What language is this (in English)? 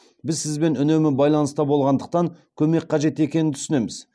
Kazakh